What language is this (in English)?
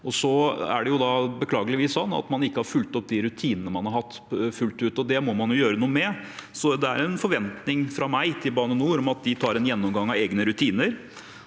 Norwegian